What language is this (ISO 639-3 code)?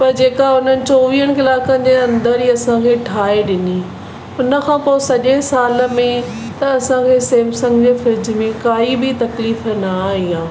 snd